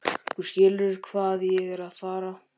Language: Icelandic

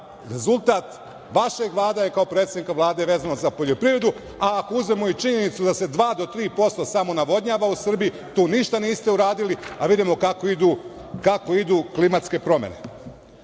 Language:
Serbian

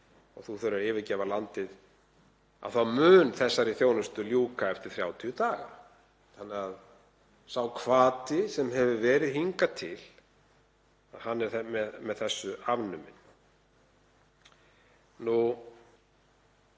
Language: Icelandic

